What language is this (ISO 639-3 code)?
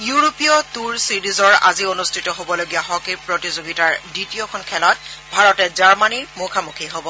asm